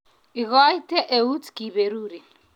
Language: Kalenjin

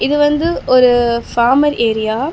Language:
Tamil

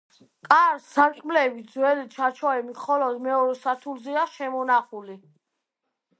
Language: Georgian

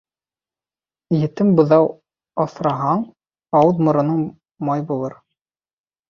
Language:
Bashkir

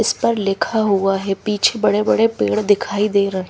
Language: Hindi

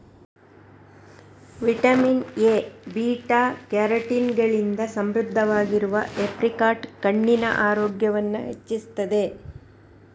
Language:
Kannada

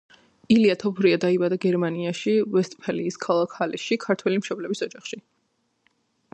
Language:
Georgian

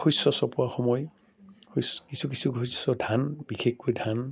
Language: Assamese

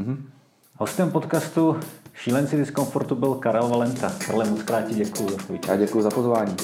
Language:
Czech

